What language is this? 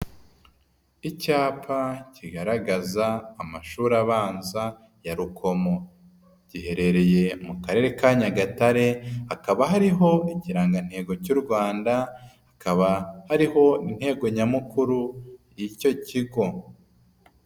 Kinyarwanda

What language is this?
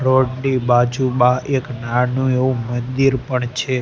Gujarati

